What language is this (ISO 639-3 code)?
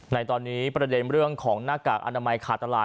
tha